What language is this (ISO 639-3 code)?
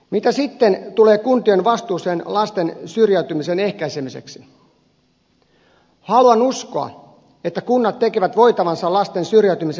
fin